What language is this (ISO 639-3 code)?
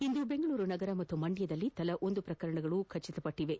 kan